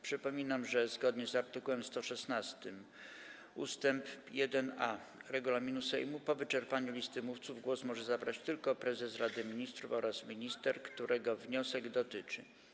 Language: Polish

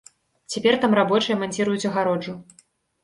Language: Belarusian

